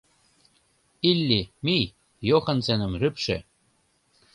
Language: Mari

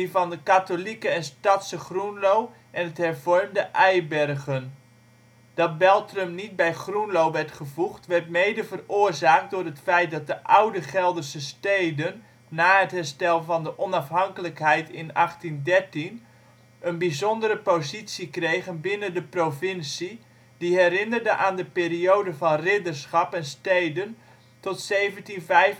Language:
Dutch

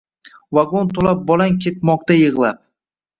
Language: Uzbek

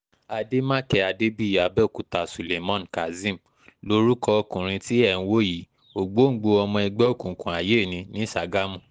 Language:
Yoruba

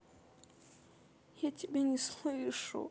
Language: Russian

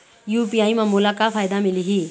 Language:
Chhattisgarhi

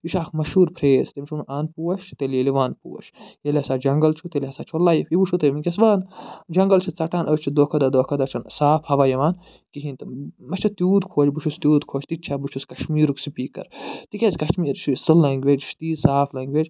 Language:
Kashmiri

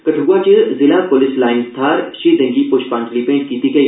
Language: Dogri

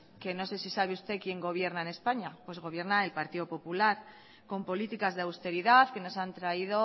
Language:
Spanish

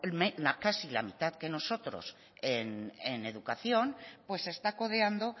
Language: Spanish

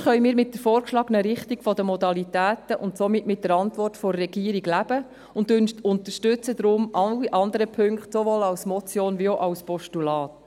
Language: Swiss German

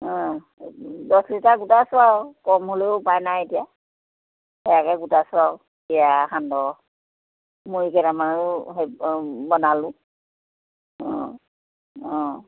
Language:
Assamese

